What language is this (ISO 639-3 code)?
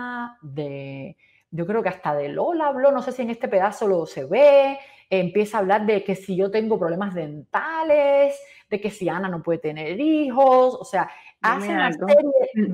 spa